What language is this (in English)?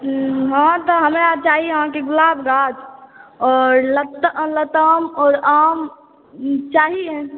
Maithili